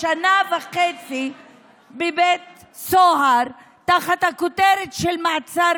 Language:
Hebrew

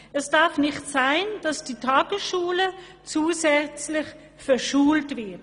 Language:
Swiss German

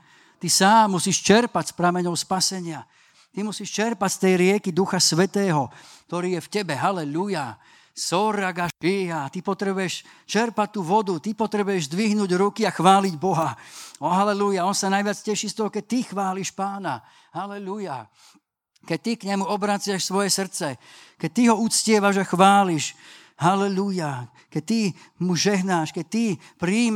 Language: Slovak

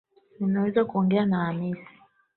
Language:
Swahili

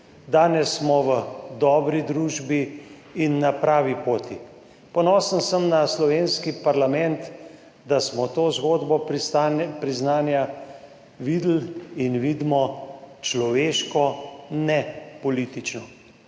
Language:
Slovenian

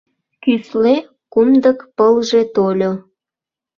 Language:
Mari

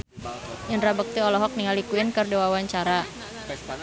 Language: Sundanese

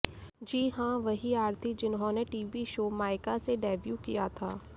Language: Hindi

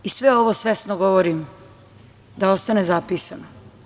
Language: Serbian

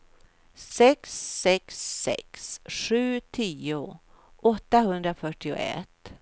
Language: Swedish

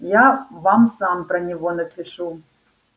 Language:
Russian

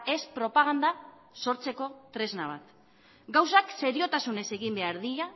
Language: Basque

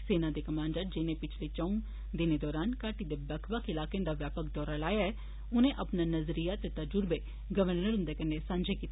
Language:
Dogri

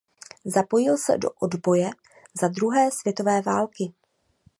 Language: Czech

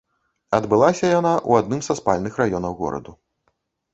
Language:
Belarusian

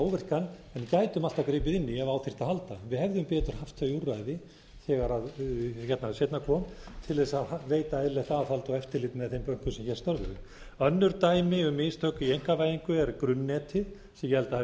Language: Icelandic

